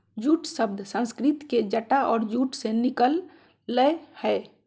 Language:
Magahi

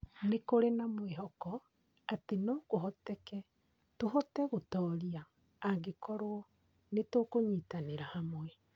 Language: Kikuyu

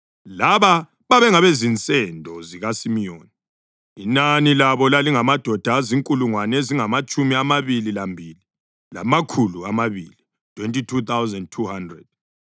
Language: North Ndebele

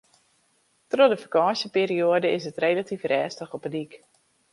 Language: Western Frisian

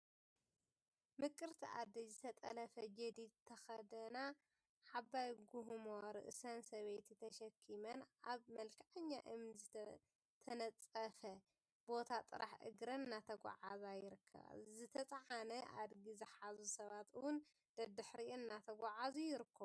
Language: Tigrinya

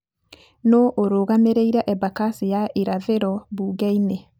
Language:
Kikuyu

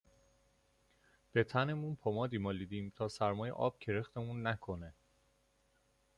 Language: Persian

